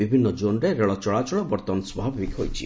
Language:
Odia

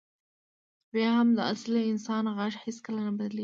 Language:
Pashto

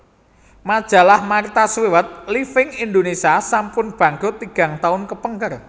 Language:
Javanese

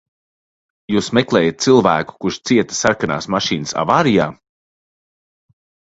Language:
Latvian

